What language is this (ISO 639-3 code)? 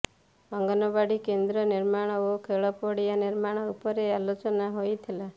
ori